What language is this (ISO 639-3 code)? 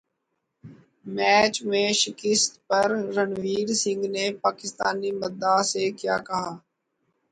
urd